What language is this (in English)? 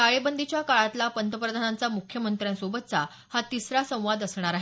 Marathi